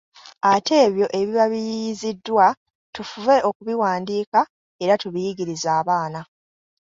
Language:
Ganda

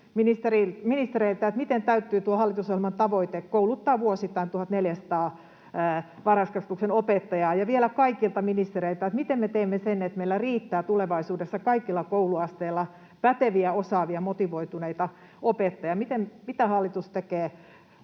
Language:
Finnish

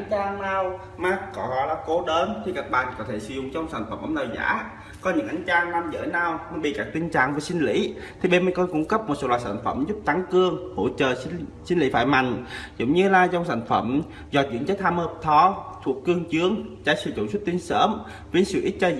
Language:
Vietnamese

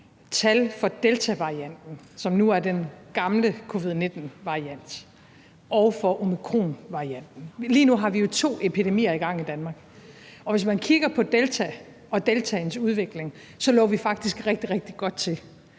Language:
Danish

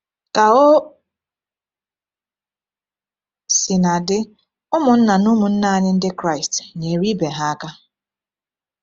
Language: Igbo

